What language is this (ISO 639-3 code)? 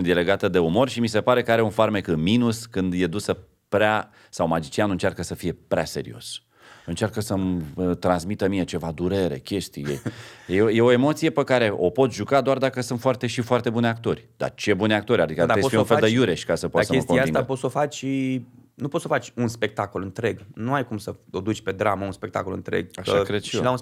ron